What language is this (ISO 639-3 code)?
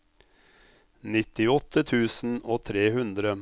nor